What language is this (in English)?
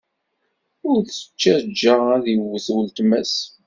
Kabyle